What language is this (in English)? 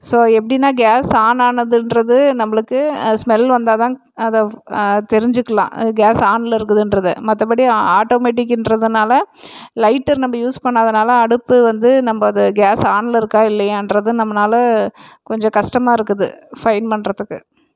Tamil